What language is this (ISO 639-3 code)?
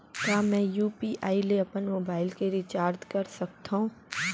hne